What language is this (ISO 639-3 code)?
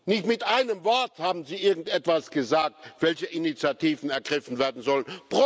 deu